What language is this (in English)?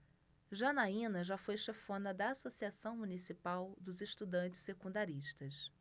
Portuguese